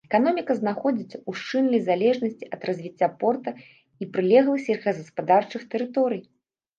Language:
Belarusian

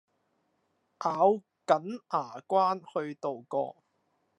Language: Cantonese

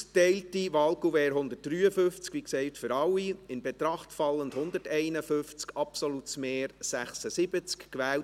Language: Swiss German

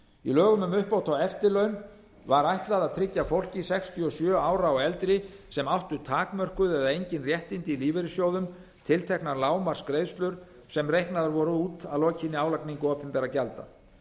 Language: Icelandic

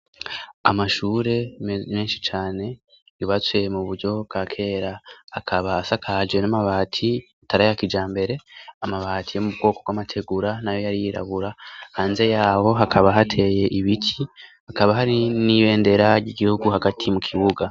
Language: Rundi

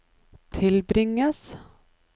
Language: Norwegian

